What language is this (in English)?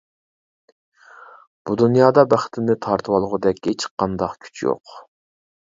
Uyghur